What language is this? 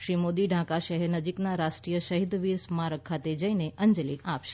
Gujarati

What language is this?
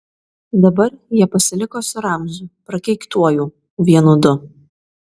Lithuanian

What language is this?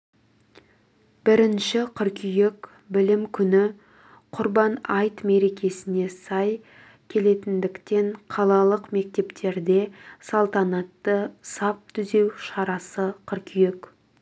Kazakh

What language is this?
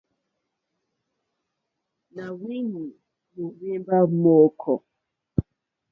Mokpwe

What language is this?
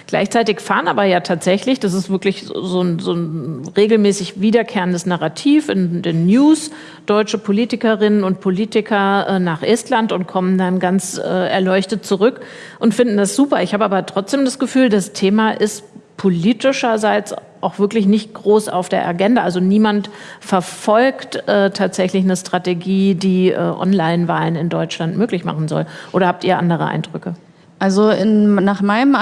German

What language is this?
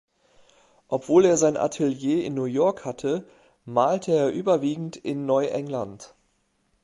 German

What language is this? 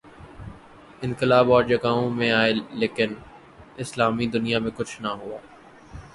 Urdu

